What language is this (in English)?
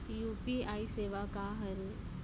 Chhattisgarhi